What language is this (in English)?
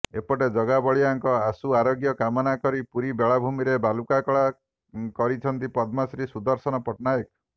Odia